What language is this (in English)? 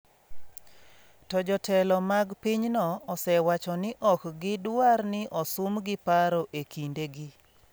Luo (Kenya and Tanzania)